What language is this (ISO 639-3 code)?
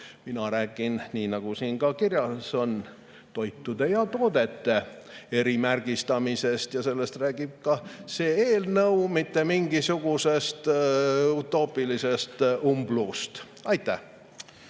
est